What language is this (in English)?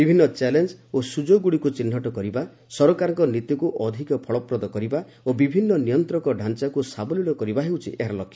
Odia